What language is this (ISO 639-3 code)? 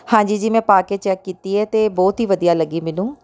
pan